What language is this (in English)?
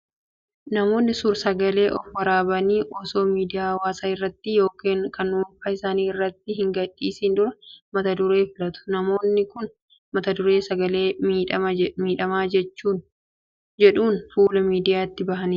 Oromo